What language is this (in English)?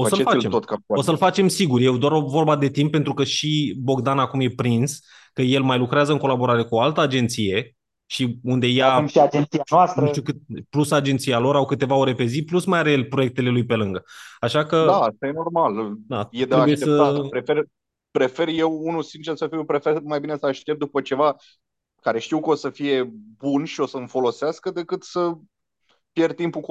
Romanian